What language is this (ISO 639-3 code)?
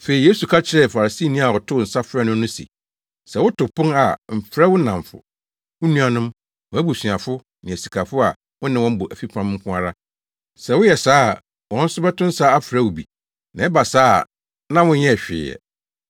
aka